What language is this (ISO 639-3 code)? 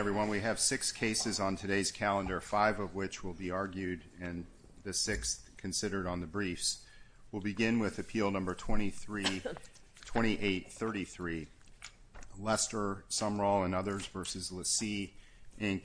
eng